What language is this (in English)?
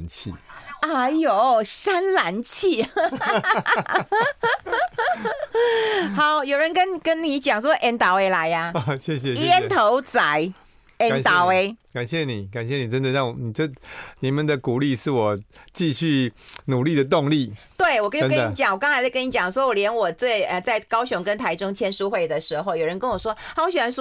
Chinese